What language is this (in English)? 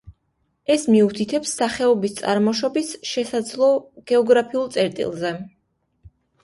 Georgian